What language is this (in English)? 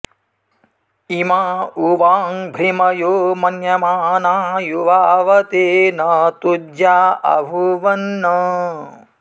Sanskrit